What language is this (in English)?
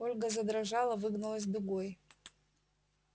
Russian